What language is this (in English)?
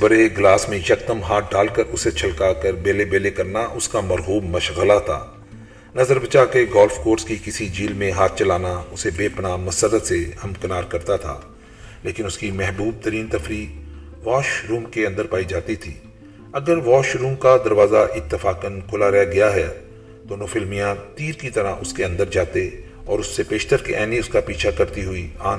Urdu